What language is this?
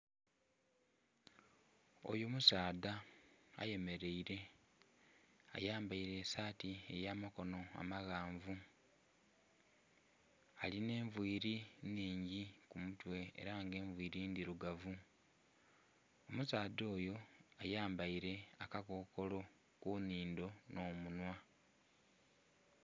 Soga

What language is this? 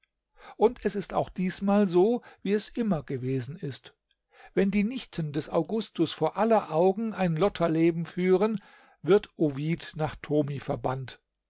German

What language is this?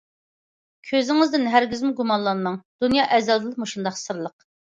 Uyghur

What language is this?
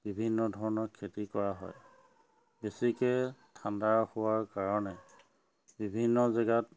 Assamese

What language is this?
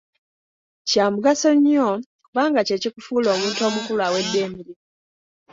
Ganda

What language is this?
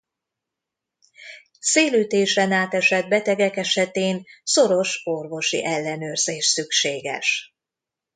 Hungarian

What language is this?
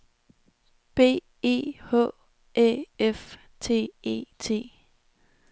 Danish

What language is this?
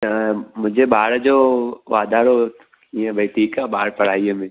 Sindhi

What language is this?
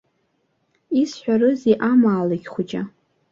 Abkhazian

